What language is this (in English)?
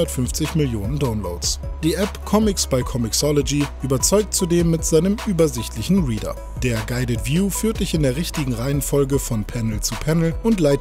German